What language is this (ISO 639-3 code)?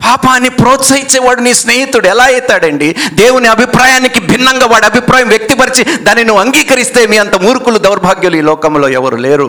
tel